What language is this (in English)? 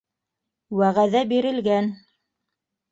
Bashkir